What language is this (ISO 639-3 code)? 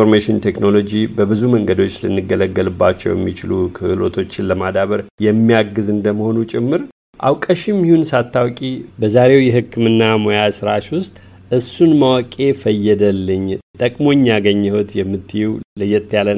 amh